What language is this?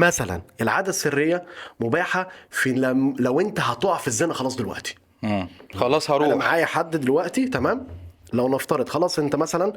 Arabic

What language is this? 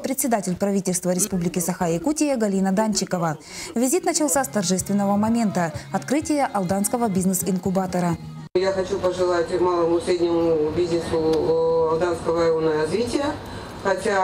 Russian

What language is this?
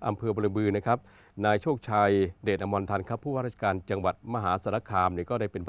Thai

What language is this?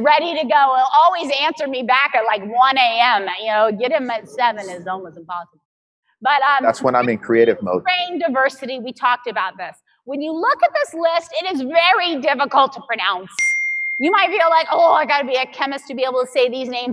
English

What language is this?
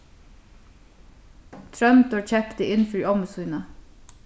Faroese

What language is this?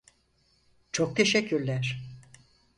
Turkish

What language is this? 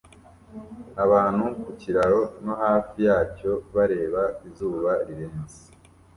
Kinyarwanda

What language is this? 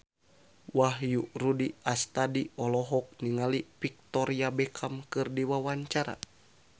Sundanese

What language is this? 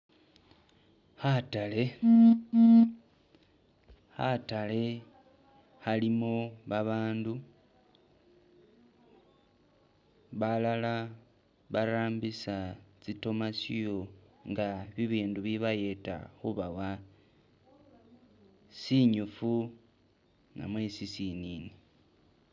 Masaaba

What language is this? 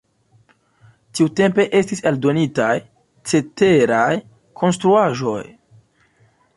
Esperanto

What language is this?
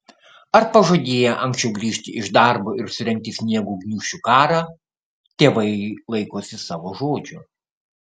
Lithuanian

